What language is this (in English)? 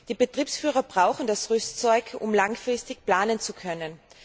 German